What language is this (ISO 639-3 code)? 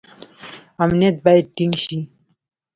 pus